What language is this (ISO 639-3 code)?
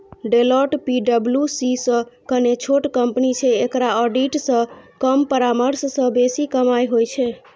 mai